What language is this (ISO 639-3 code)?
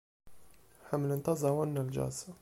kab